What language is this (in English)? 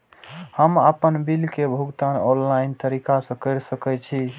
Maithili